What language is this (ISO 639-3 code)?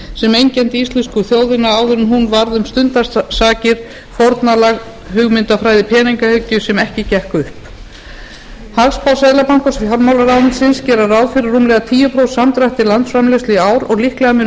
isl